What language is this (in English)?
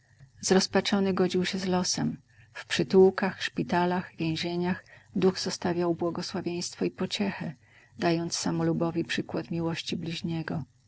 Polish